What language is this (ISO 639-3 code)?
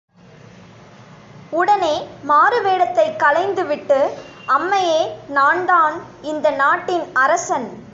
tam